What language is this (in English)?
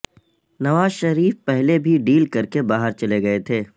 Urdu